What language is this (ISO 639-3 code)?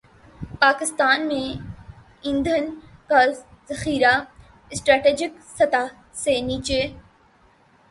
urd